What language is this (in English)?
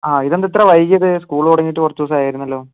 Malayalam